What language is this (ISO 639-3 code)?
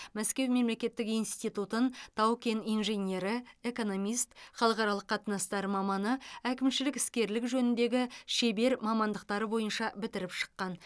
kaz